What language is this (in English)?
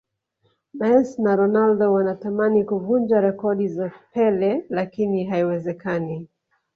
Swahili